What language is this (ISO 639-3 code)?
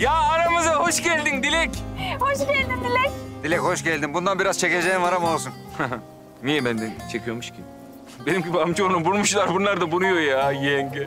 tur